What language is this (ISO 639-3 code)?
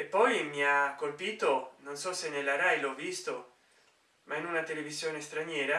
ita